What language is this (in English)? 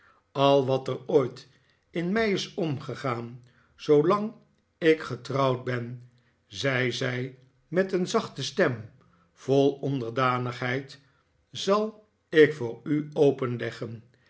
Dutch